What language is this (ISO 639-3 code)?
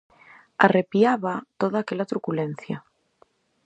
glg